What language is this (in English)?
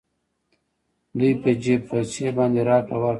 Pashto